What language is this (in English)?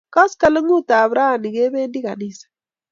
Kalenjin